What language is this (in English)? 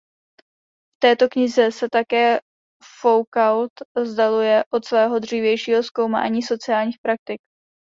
Czech